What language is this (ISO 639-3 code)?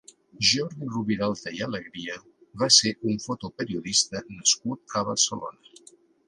cat